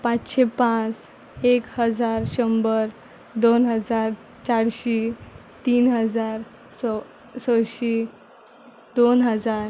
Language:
Konkani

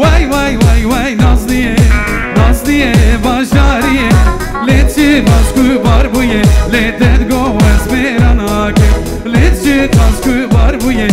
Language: Turkish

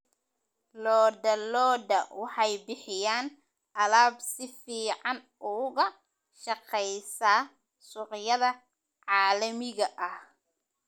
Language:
Somali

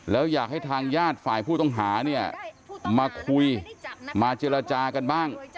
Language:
Thai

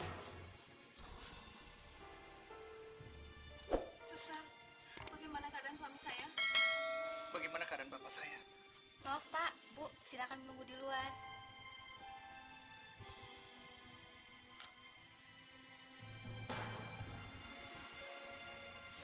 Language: Indonesian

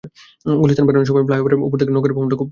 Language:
Bangla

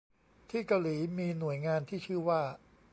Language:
Thai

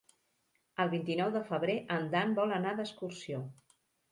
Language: Catalan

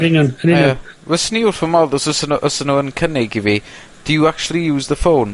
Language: Welsh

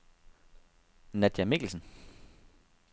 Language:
Danish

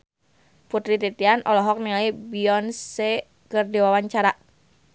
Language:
Sundanese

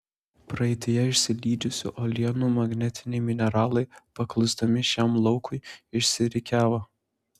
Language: Lithuanian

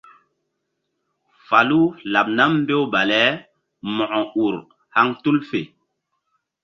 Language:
Mbum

